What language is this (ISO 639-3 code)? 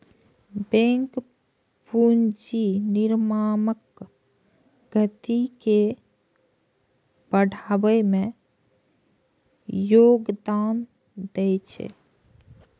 mai